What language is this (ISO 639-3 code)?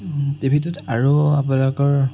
asm